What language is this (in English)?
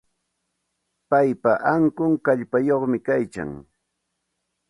Santa Ana de Tusi Pasco Quechua